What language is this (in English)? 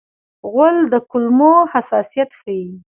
Pashto